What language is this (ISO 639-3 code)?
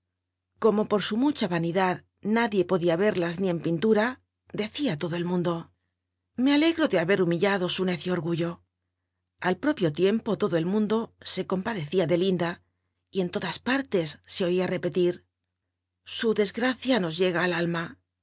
spa